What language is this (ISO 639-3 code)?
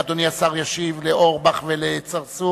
heb